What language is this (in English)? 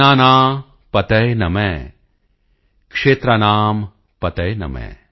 Punjabi